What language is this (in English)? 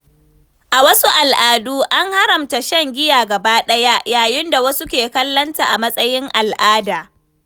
Hausa